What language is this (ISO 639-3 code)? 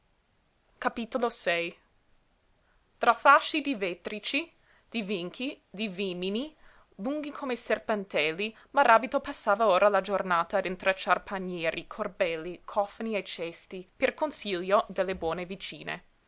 ita